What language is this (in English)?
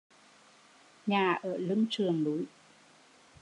Vietnamese